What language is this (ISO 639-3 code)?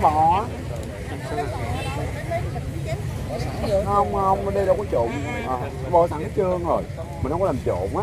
vie